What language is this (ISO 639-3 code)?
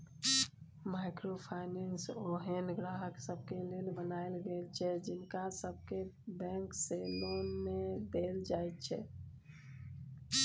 mai